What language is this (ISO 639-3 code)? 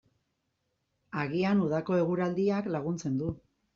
eus